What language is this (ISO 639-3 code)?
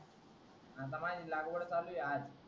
mar